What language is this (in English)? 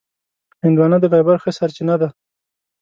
Pashto